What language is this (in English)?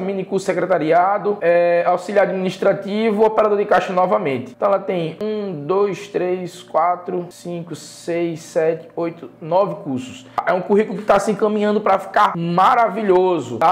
Portuguese